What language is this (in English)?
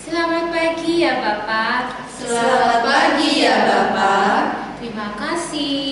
Indonesian